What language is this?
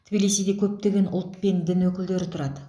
Kazakh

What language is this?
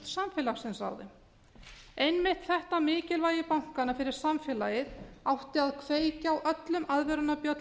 Icelandic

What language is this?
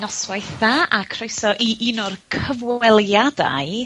Welsh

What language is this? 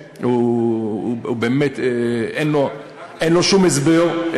Hebrew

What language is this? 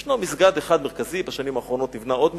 Hebrew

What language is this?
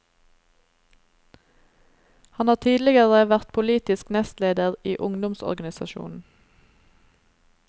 Norwegian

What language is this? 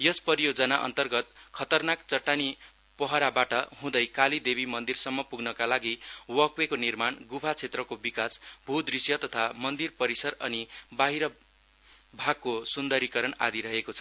Nepali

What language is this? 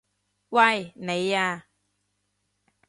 Cantonese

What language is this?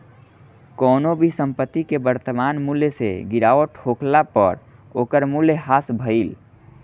Bhojpuri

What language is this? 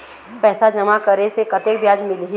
Chhattisgarhi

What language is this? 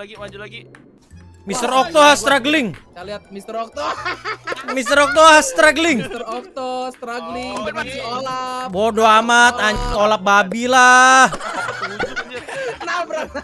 Indonesian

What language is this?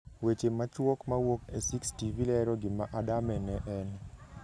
Luo (Kenya and Tanzania)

